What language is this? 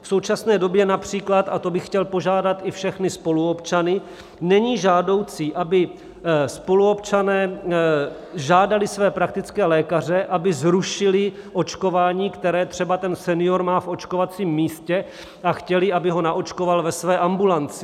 Czech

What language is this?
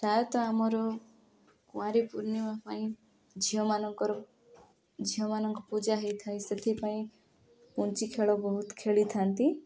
Odia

